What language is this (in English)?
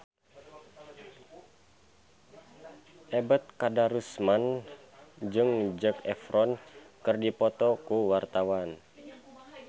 Sundanese